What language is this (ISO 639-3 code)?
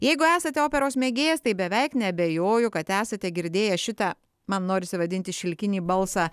lit